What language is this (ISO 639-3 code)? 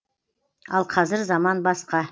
kaz